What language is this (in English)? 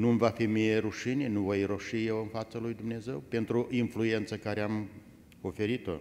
Romanian